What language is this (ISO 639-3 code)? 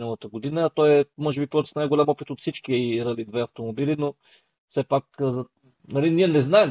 bul